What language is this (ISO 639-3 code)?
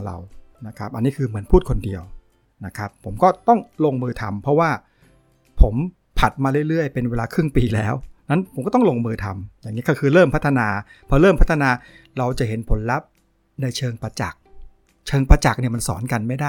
tha